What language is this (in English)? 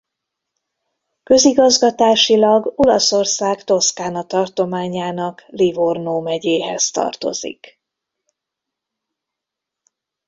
Hungarian